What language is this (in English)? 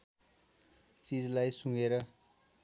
Nepali